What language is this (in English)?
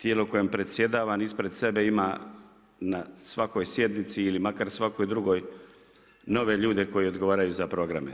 Croatian